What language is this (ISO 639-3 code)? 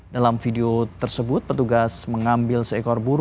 ind